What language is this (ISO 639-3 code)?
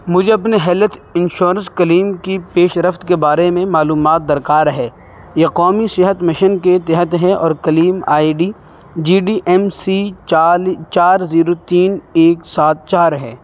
urd